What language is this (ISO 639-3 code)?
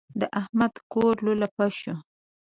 pus